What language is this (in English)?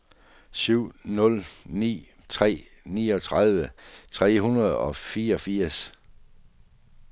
Danish